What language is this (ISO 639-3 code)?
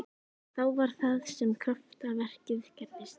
isl